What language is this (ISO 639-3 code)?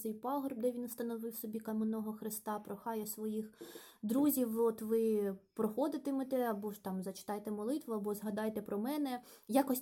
ukr